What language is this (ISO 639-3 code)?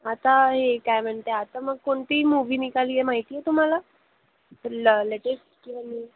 mar